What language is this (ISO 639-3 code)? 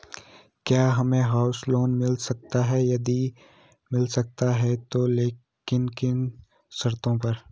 hin